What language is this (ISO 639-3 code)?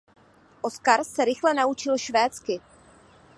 ces